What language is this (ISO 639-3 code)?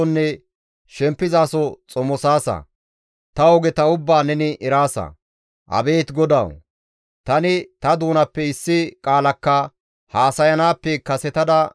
gmv